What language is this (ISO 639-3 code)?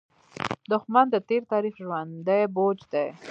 pus